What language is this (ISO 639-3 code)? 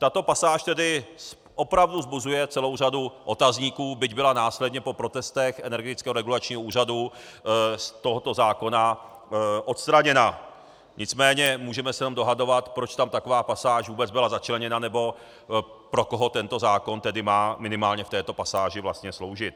ces